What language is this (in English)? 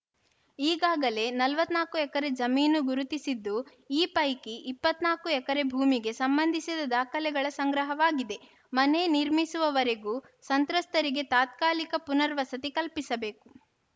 Kannada